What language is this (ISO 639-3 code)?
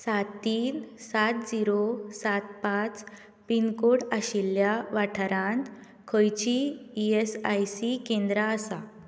kok